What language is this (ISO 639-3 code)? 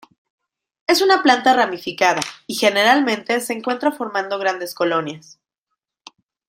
spa